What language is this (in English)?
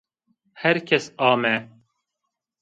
Zaza